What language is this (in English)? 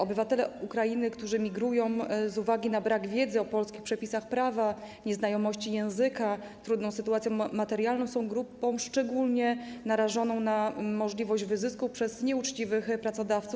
Polish